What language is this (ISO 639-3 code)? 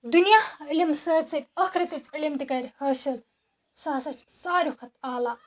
kas